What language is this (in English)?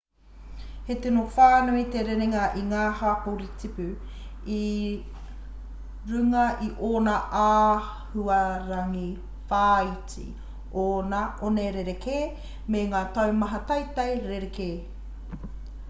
Māori